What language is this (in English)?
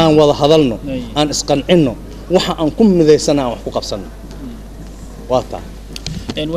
Arabic